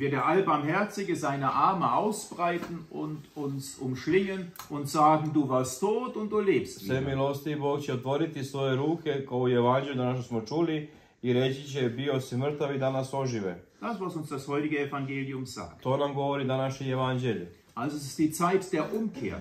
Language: German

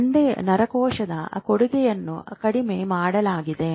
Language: Kannada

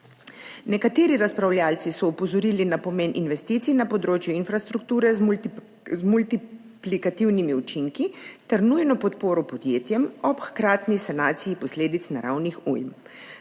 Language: Slovenian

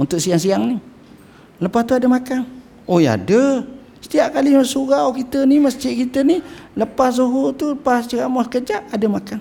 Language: Malay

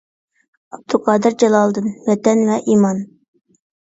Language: Uyghur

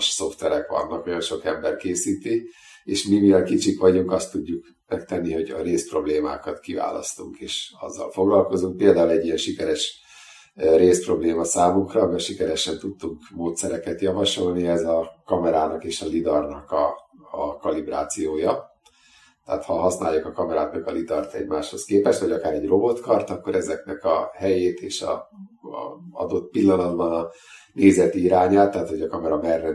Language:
Hungarian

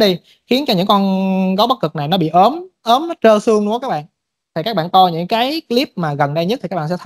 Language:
Vietnamese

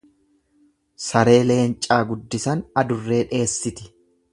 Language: Oromo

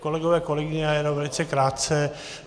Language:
Czech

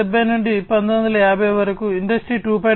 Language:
Telugu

